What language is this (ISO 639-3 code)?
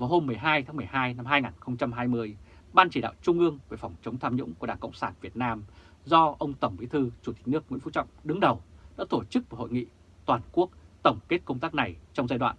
vie